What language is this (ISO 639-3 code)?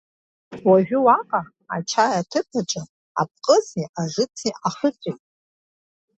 abk